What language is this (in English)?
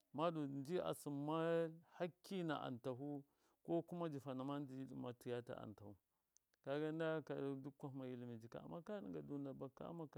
Miya